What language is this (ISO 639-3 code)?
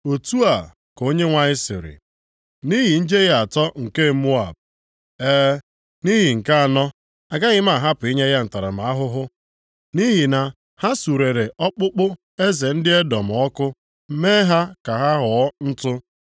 ibo